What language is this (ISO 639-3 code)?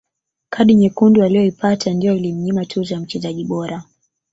swa